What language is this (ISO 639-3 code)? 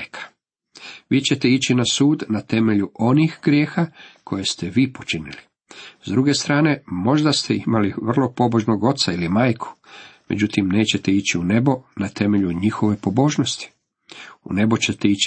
hrv